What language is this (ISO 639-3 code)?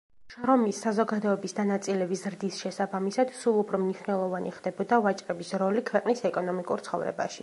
kat